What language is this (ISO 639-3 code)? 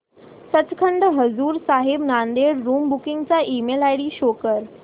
mar